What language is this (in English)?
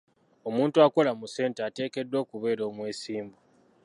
Ganda